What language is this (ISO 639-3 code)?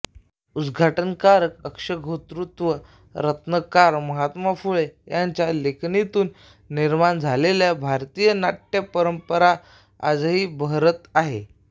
mar